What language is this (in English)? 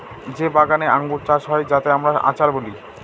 Bangla